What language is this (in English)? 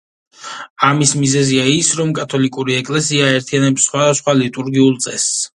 Georgian